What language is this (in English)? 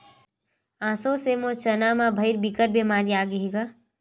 Chhattisgarhi